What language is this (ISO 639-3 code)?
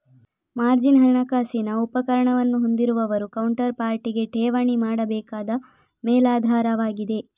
kan